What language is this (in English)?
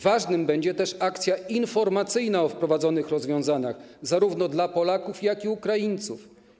Polish